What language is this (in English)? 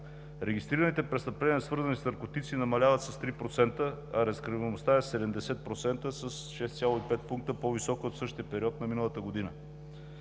Bulgarian